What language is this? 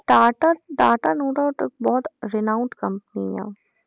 Punjabi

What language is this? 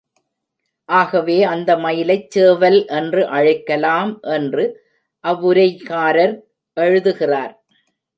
Tamil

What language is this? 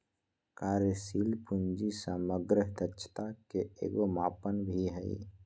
Magahi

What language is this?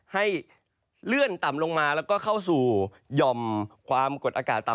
Thai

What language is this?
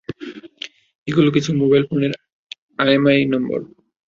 Bangla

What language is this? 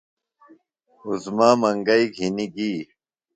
Phalura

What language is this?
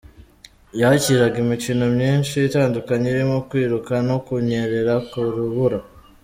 Kinyarwanda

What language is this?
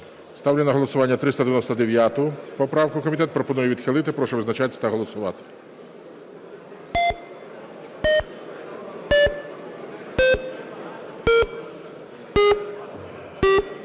Ukrainian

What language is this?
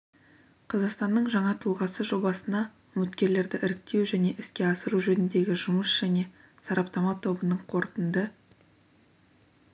Kazakh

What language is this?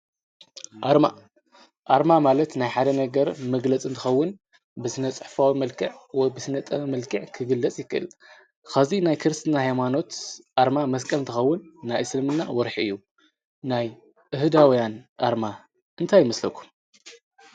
Tigrinya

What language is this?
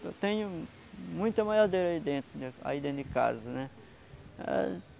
Portuguese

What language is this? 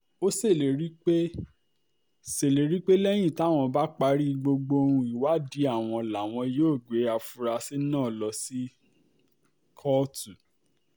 Yoruba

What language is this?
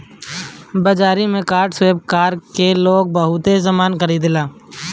Bhojpuri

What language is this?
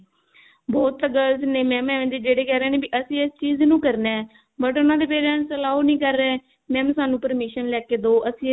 Punjabi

